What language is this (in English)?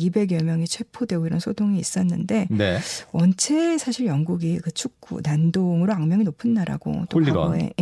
Korean